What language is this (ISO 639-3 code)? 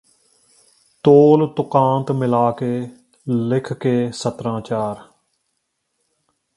pan